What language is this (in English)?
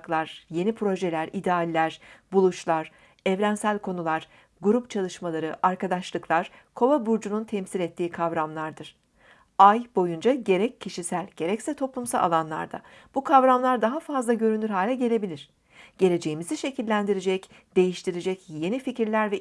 Turkish